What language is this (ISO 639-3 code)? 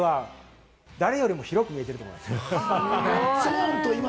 jpn